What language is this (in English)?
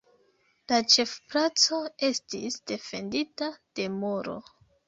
Esperanto